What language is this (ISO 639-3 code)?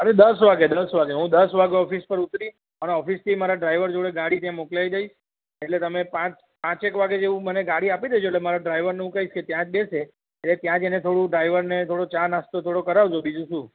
guj